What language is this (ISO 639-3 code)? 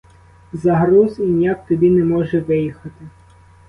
ukr